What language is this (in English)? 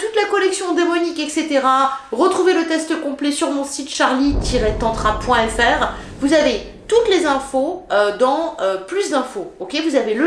French